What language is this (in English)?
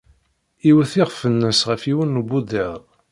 Kabyle